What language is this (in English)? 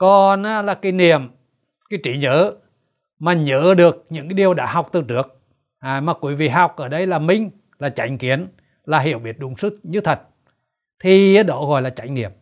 Vietnamese